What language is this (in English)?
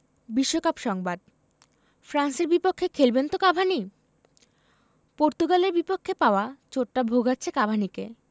Bangla